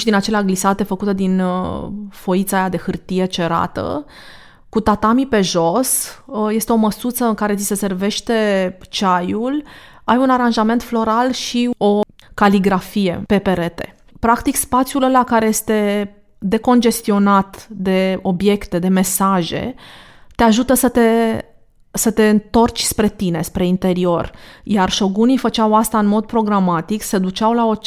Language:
Romanian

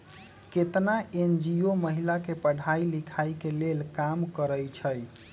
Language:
Magahi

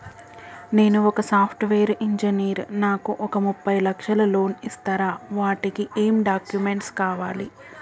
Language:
Telugu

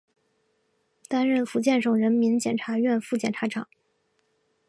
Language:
Chinese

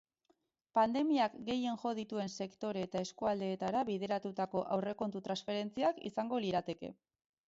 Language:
Basque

